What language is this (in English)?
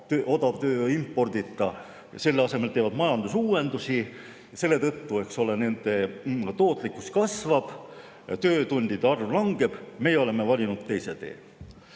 Estonian